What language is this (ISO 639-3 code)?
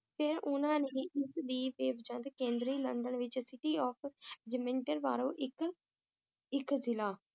pan